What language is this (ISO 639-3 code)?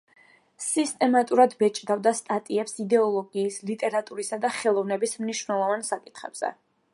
kat